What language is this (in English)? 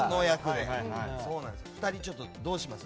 Japanese